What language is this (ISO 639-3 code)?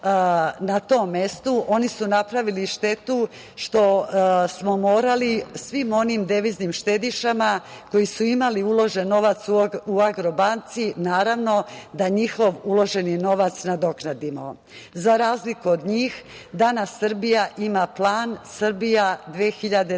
srp